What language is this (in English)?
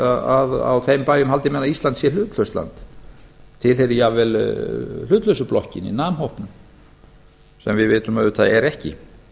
Icelandic